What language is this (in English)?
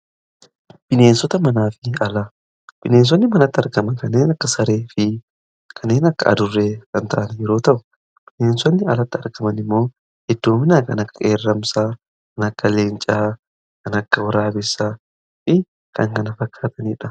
Oromo